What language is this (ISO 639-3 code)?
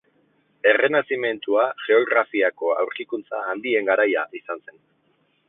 eus